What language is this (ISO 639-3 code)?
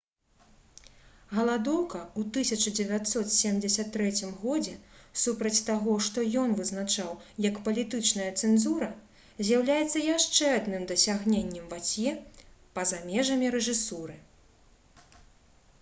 bel